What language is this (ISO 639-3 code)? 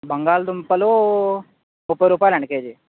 tel